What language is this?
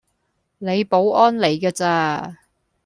Cantonese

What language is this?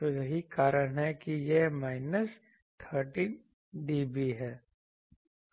Hindi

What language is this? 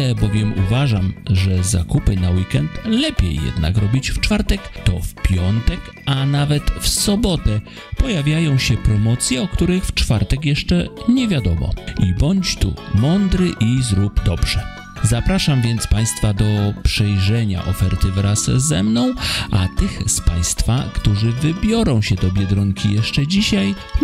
Polish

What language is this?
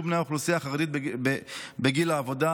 Hebrew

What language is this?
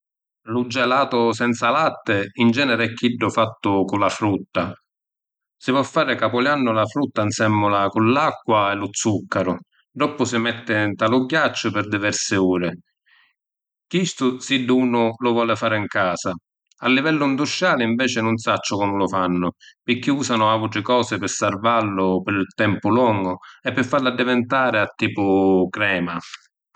Sicilian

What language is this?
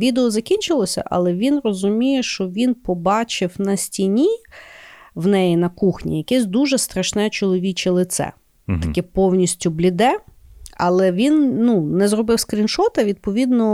Ukrainian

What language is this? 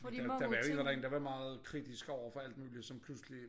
Danish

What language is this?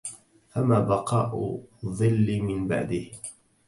Arabic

